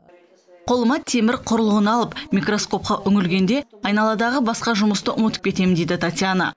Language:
Kazakh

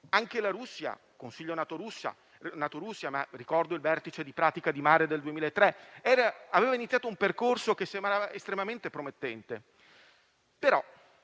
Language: Italian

